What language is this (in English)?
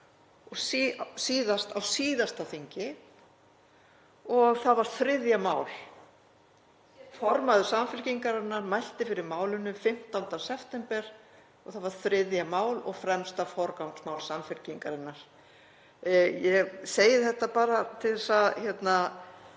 Icelandic